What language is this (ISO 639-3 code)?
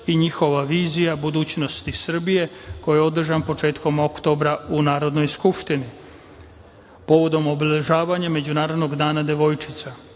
srp